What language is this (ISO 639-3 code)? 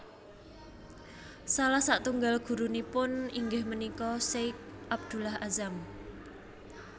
jav